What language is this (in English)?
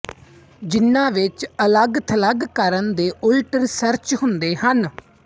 Punjabi